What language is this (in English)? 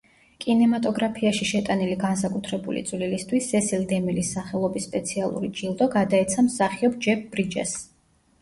Georgian